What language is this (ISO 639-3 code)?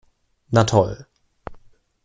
deu